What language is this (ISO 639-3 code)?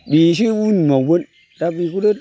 brx